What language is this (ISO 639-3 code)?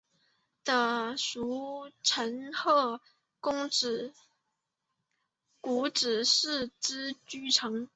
zho